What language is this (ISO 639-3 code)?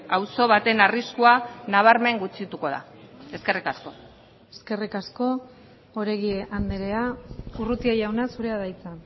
eus